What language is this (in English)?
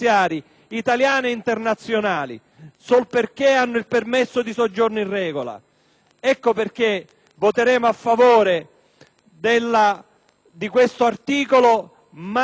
Italian